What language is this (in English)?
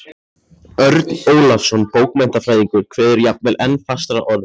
Icelandic